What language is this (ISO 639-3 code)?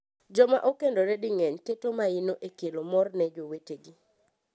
luo